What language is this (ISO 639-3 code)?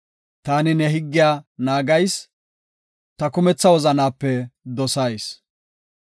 gof